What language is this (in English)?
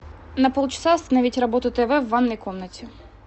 Russian